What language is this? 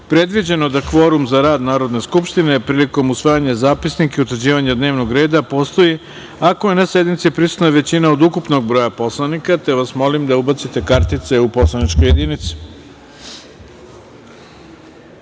Serbian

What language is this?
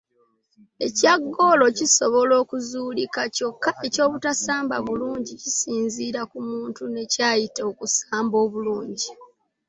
Ganda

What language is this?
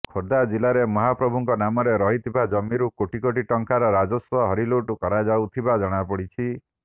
Odia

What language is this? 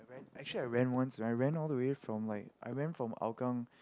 English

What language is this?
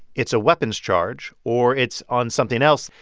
English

